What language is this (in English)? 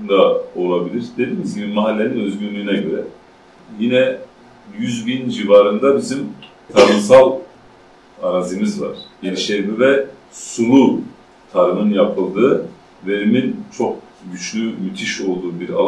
Turkish